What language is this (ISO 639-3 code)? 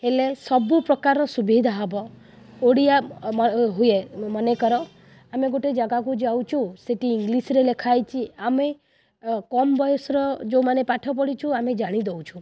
ori